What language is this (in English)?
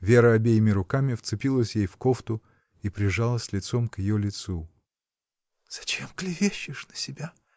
Russian